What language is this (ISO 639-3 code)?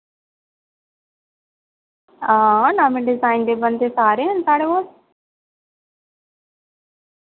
doi